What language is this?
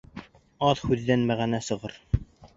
Bashkir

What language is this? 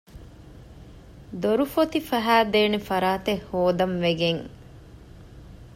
Divehi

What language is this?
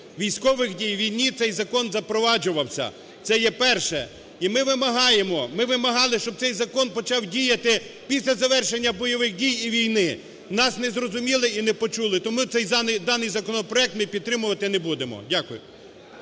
Ukrainian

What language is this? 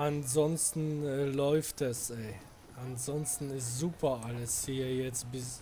German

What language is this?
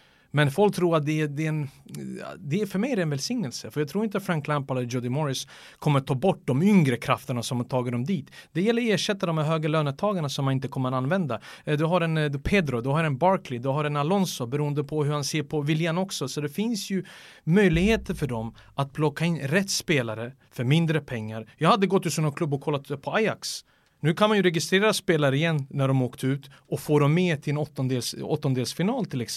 Swedish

